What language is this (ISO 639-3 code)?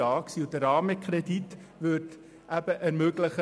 gsw